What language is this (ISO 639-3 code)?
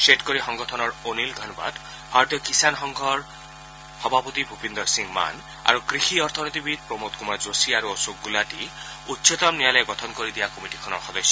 asm